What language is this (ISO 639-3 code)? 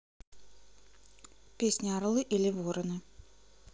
rus